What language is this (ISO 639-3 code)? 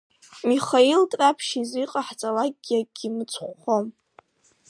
abk